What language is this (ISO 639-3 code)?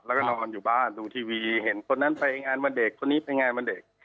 tha